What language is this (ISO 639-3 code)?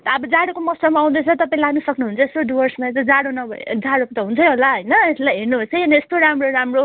nep